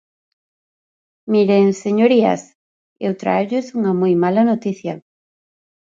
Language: Galician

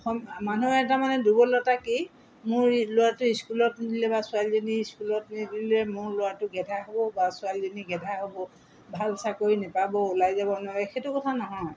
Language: Assamese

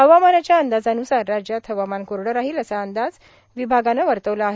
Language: Marathi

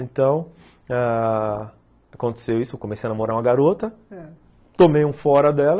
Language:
Portuguese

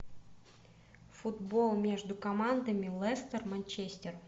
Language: Russian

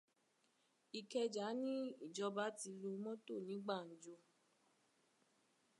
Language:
Yoruba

